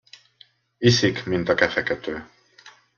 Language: Hungarian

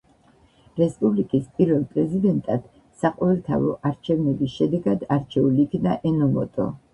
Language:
Georgian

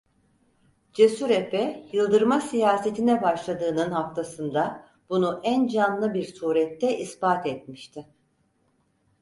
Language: Turkish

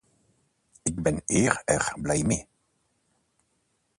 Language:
Dutch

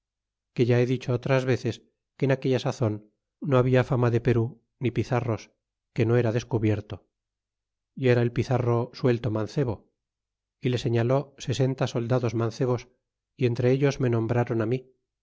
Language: Spanish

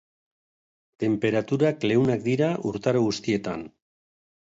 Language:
Basque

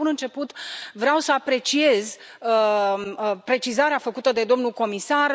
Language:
Romanian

